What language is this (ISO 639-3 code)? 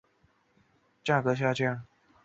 zho